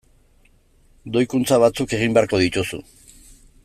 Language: Basque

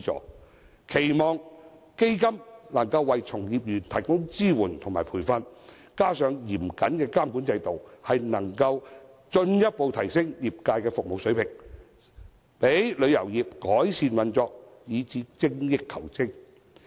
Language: Cantonese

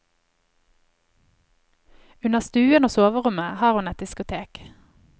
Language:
Norwegian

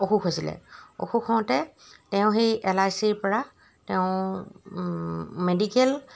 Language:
Assamese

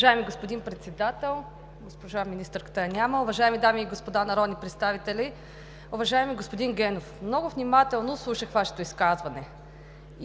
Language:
Bulgarian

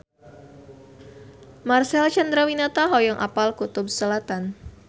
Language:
Sundanese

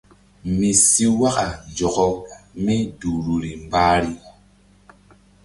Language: Mbum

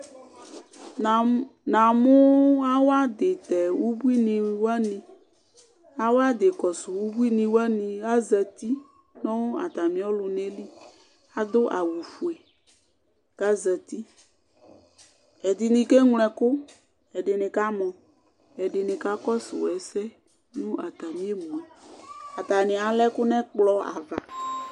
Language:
Ikposo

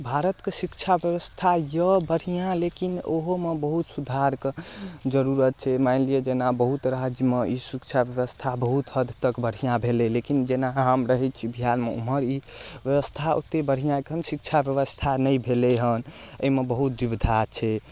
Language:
Maithili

